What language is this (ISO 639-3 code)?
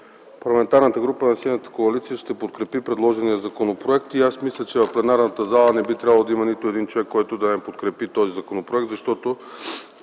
bul